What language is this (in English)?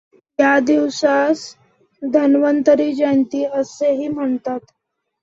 Marathi